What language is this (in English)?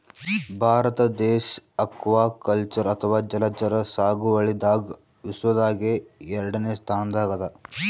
Kannada